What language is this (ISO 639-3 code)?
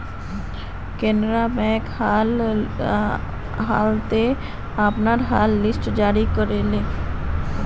mag